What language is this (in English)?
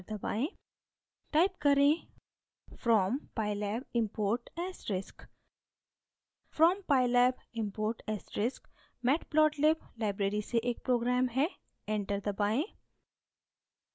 Hindi